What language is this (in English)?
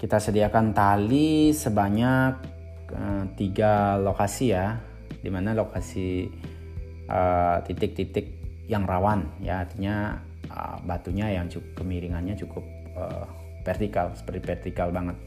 Indonesian